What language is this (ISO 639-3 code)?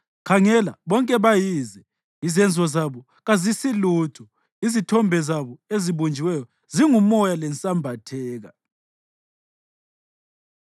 nde